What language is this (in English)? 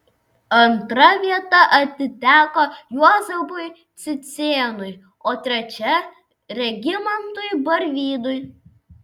Lithuanian